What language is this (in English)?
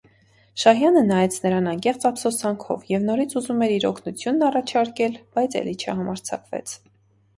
Armenian